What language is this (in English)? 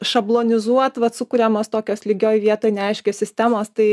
Lithuanian